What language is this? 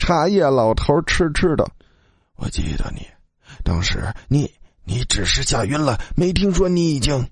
Chinese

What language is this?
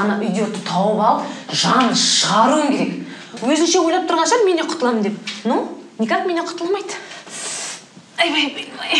Russian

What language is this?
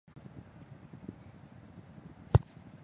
Chinese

